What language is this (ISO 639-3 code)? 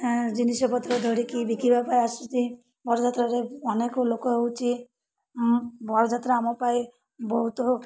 ori